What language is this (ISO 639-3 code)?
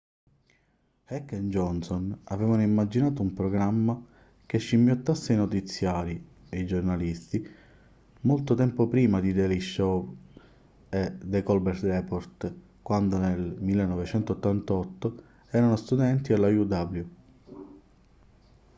ita